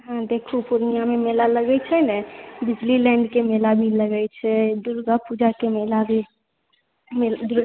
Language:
Maithili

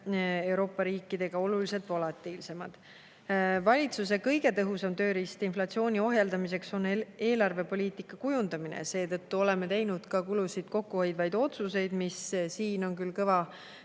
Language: Estonian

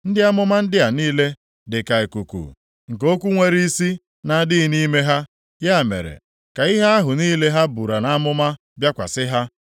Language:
Igbo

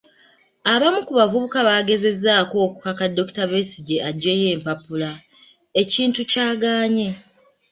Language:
Ganda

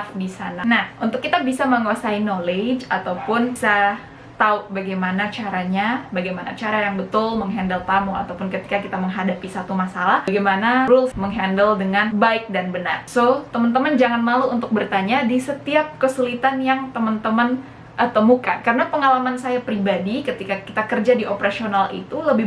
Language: Indonesian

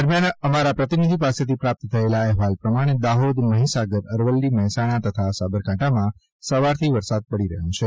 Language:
Gujarati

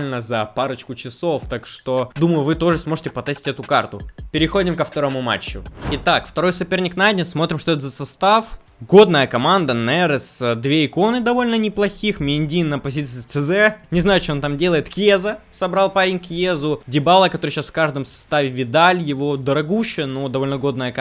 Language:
Russian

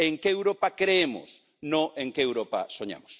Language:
Spanish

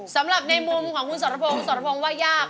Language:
Thai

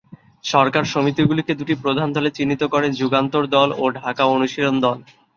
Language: Bangla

